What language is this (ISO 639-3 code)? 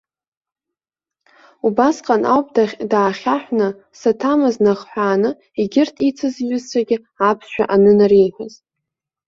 abk